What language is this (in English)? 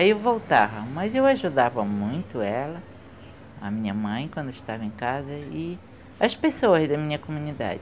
Portuguese